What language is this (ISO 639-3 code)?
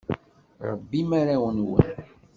kab